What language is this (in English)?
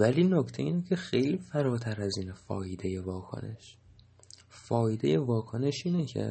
Persian